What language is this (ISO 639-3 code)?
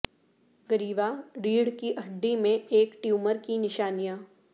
urd